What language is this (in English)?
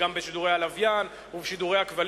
Hebrew